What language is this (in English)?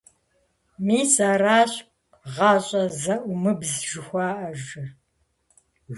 Kabardian